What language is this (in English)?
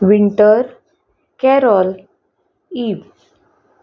Konkani